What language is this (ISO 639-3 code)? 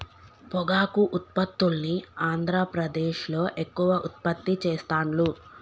tel